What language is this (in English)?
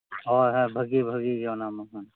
Santali